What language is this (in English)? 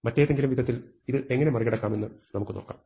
Malayalam